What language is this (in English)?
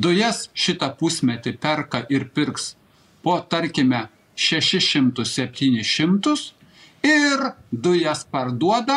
Lithuanian